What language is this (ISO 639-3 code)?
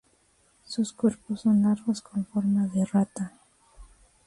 spa